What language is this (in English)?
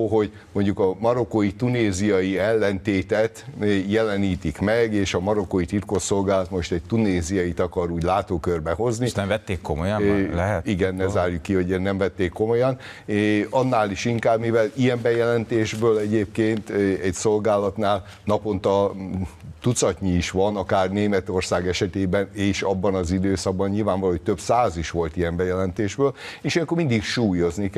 Hungarian